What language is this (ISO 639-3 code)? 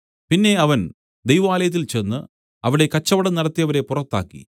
mal